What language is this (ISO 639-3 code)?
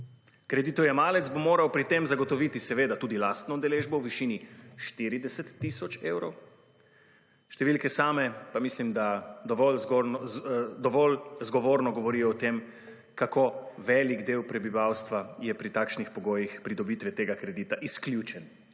slv